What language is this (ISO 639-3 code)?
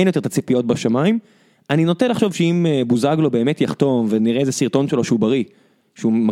heb